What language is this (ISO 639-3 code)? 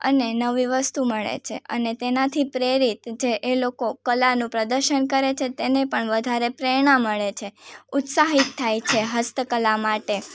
guj